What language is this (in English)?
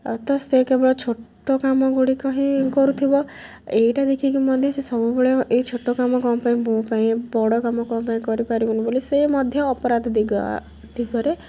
Odia